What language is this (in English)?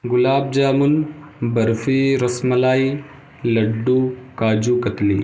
Urdu